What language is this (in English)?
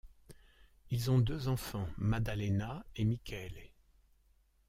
French